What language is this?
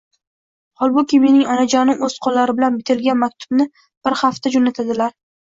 Uzbek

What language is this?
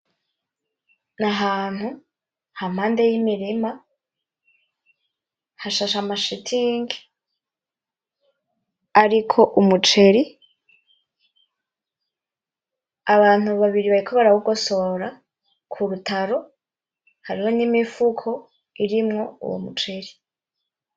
Rundi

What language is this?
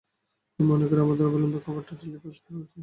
Bangla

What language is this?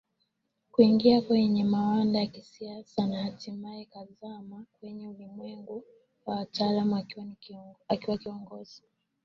Swahili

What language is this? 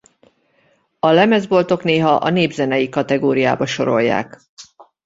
Hungarian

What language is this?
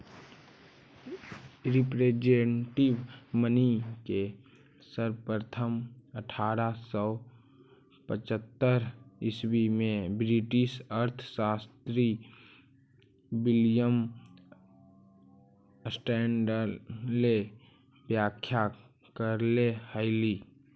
Magahi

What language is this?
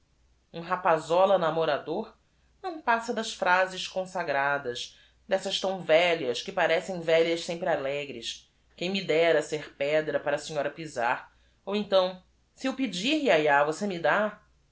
Portuguese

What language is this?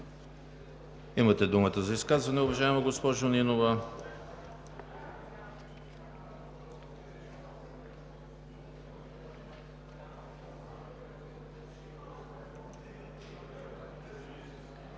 Bulgarian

